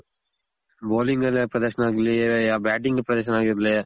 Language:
Kannada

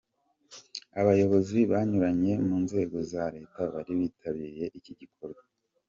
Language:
Kinyarwanda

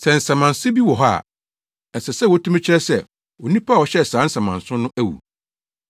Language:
Akan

